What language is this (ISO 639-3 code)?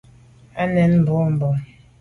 byv